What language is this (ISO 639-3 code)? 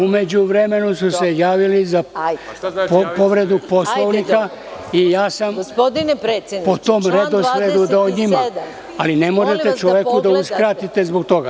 srp